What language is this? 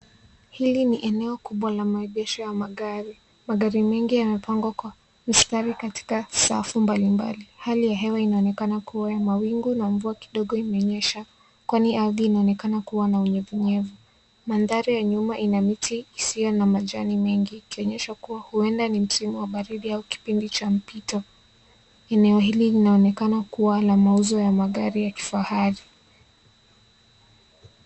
Swahili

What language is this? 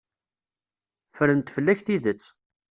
Kabyle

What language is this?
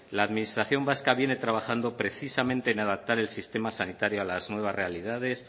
Spanish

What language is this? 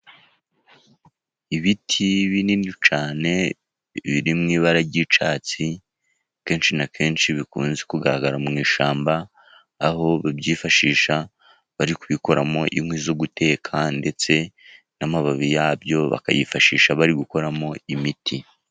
Kinyarwanda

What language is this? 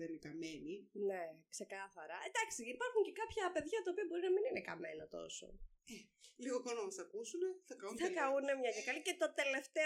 Greek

